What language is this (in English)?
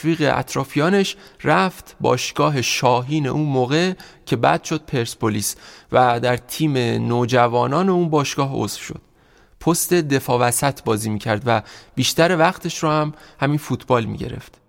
Persian